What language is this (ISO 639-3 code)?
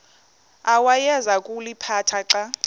xho